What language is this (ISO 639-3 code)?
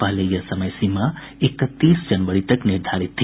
hin